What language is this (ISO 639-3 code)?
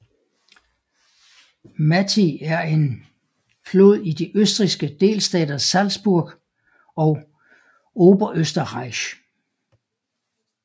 dan